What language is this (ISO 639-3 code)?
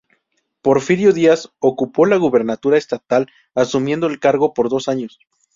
spa